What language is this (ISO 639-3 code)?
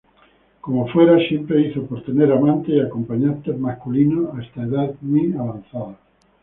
spa